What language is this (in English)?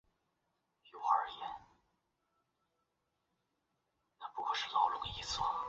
Chinese